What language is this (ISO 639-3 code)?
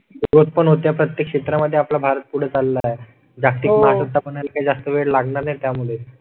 mar